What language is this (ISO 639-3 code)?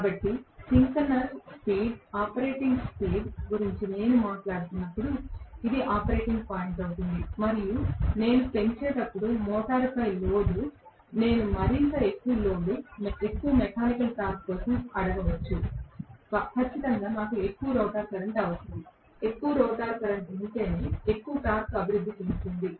tel